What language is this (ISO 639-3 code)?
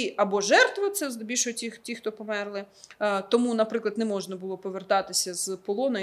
ukr